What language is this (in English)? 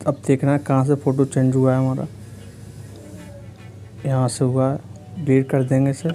Hindi